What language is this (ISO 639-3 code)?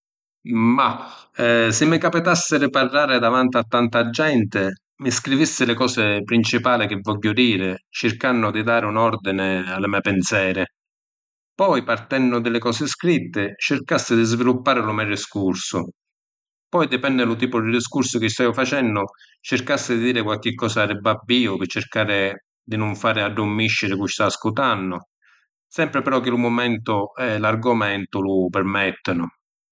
scn